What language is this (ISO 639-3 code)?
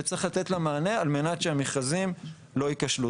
heb